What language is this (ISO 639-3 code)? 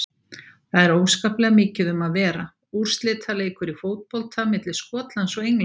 isl